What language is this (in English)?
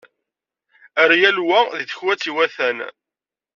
Kabyle